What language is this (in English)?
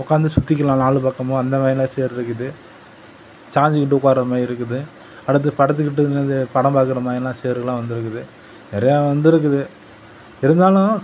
Tamil